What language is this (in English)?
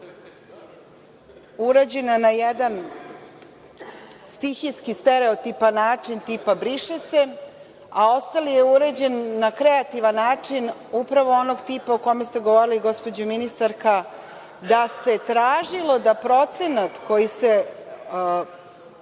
Serbian